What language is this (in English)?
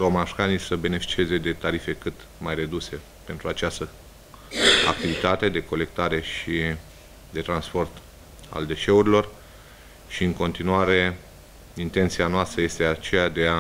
Romanian